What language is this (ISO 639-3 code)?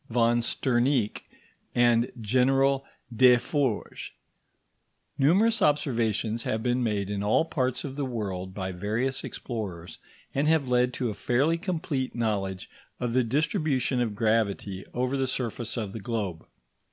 eng